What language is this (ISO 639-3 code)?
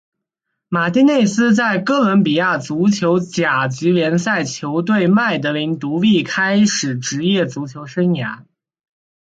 zho